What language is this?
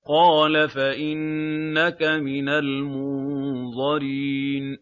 Arabic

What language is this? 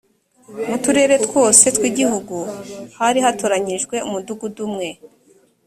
Kinyarwanda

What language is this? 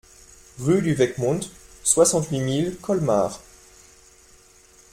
French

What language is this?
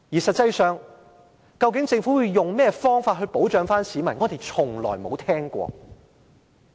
Cantonese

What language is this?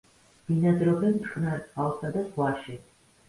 Georgian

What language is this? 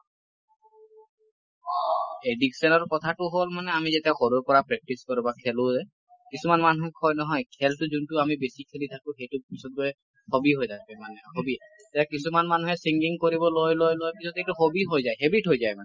Assamese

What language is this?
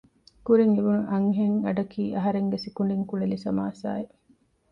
Divehi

